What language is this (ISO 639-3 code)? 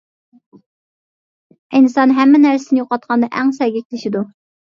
uig